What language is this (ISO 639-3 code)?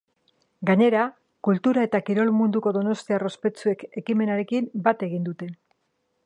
eus